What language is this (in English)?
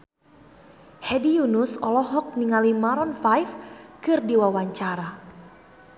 Sundanese